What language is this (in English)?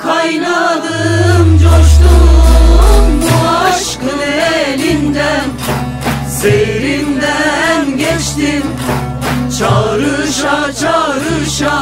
Turkish